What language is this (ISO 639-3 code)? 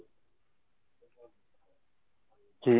ben